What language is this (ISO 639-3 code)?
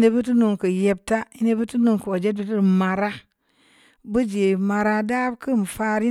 ndi